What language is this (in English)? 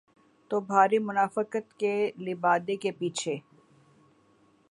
Urdu